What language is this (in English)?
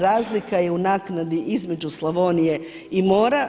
Croatian